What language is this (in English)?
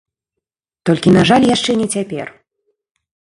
Belarusian